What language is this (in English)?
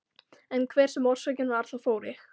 Icelandic